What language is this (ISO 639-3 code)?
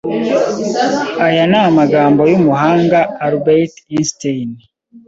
kin